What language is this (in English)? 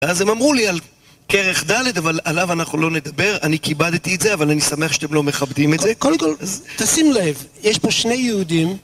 Hebrew